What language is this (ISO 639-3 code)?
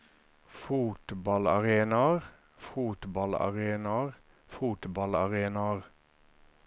nor